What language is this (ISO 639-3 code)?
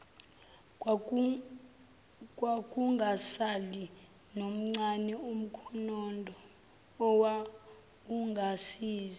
zul